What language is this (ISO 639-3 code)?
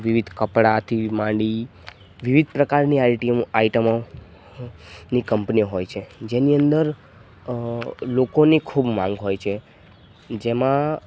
guj